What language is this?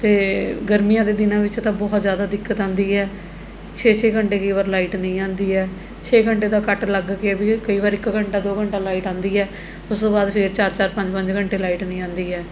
Punjabi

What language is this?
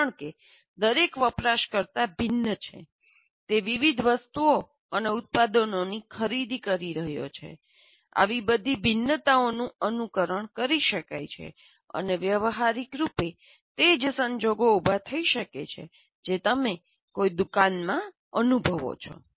Gujarati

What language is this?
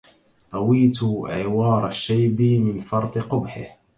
Arabic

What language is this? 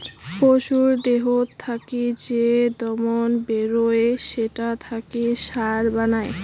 Bangla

